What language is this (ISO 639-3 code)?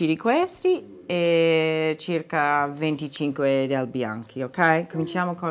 ita